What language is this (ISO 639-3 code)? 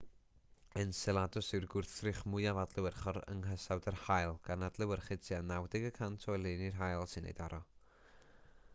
cym